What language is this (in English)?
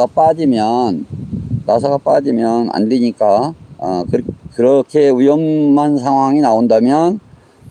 Korean